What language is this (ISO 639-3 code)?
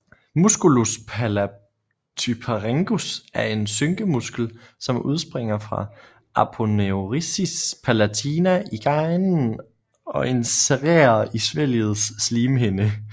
dan